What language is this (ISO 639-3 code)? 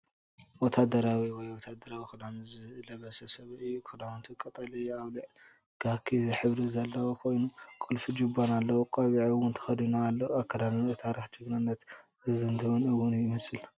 tir